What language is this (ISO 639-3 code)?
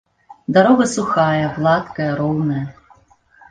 bel